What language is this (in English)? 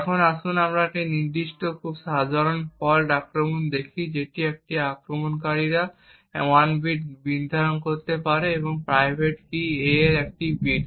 Bangla